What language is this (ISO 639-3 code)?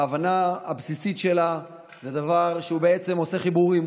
heb